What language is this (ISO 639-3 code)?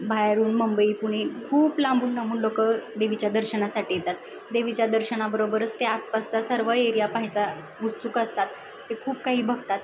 mar